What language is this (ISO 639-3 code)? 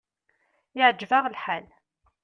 kab